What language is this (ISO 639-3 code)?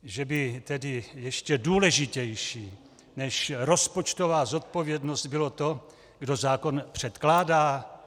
ces